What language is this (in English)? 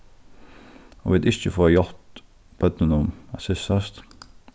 Faroese